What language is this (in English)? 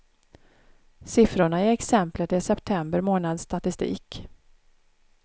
Swedish